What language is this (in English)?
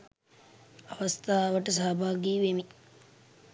Sinhala